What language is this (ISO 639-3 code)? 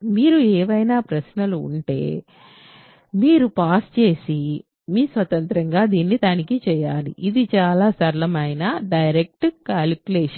tel